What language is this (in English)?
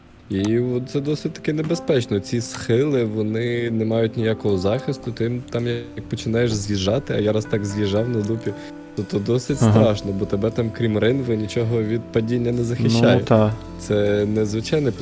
Ukrainian